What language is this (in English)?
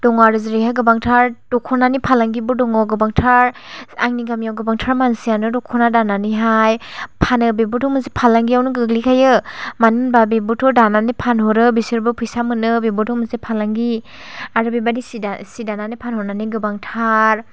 Bodo